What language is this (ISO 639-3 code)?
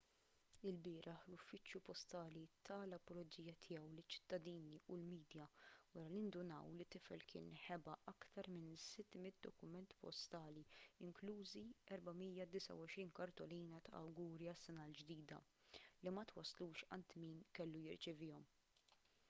mlt